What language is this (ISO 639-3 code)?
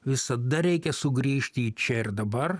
lit